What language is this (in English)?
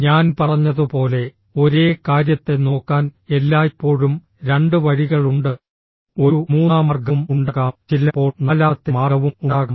Malayalam